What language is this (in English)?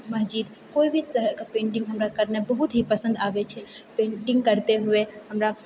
Maithili